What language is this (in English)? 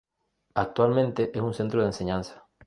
Spanish